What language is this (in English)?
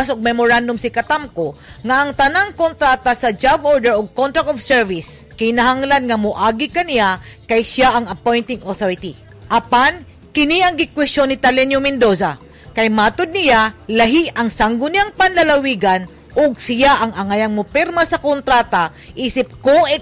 Filipino